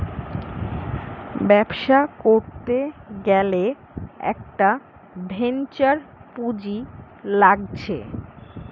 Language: Bangla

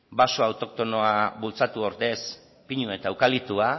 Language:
Basque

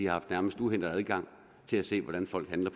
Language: Danish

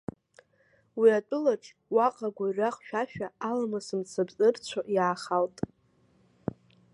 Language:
Abkhazian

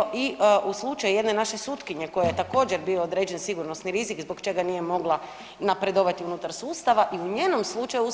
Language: Croatian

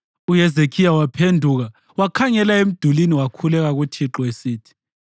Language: North Ndebele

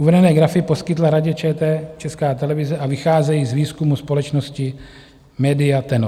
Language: Czech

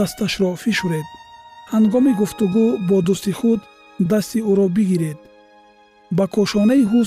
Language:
Persian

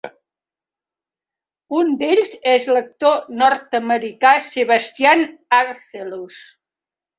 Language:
Catalan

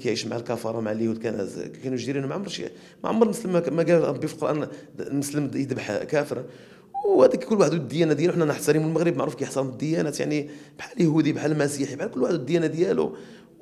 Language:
Arabic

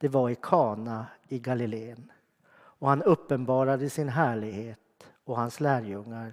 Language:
Swedish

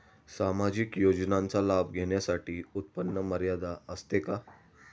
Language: Marathi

